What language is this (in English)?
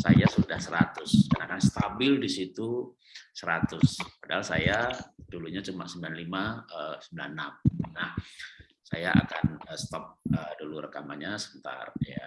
Indonesian